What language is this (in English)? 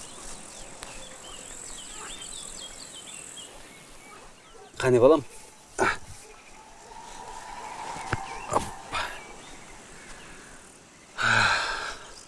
Turkish